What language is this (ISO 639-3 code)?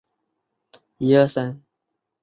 zho